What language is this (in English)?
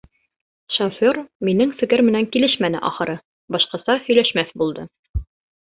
Bashkir